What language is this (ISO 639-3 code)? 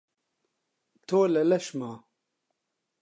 ckb